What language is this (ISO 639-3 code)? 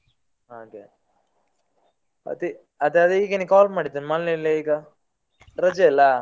kan